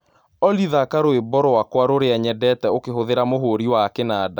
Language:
Kikuyu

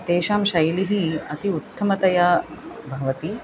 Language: Sanskrit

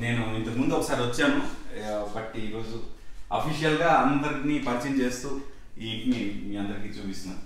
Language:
Telugu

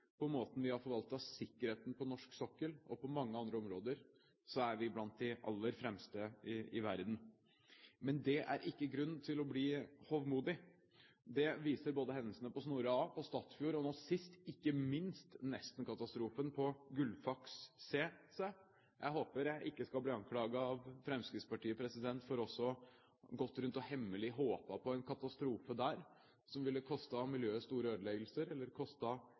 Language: Norwegian Bokmål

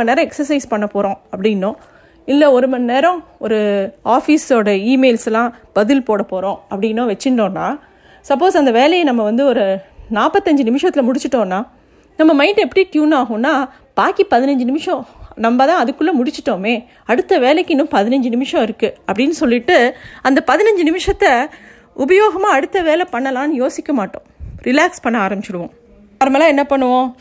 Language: Tamil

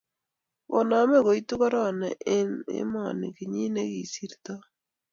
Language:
Kalenjin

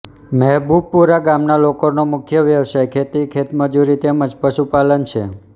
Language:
Gujarati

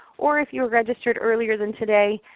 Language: English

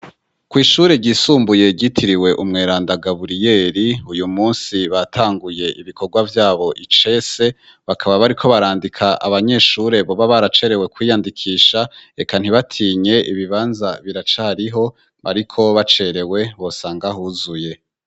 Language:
Rundi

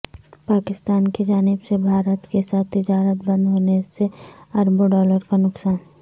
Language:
Urdu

